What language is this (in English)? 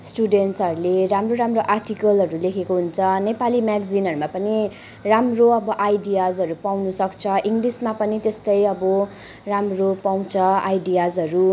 Nepali